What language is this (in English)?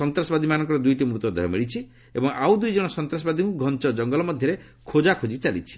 Odia